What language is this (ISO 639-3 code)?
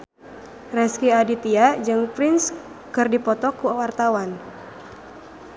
sun